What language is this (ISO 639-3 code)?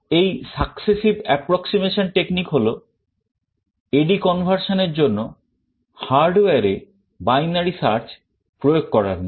ben